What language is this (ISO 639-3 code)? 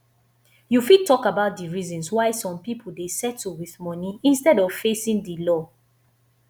pcm